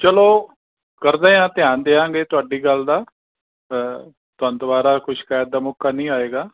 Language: Punjabi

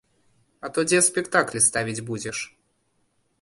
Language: Belarusian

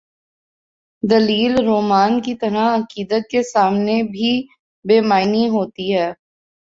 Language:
Urdu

